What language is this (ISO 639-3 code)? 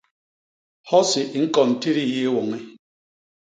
bas